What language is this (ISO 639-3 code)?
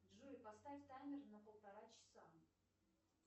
rus